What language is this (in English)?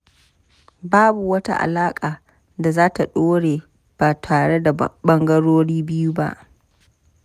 Hausa